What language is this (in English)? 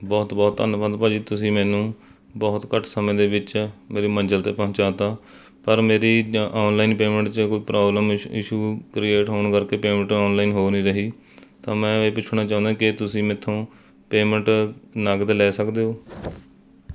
Punjabi